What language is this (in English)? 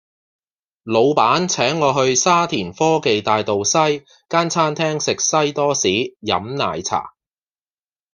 Cantonese